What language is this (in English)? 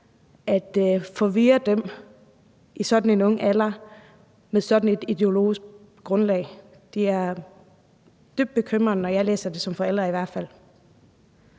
Danish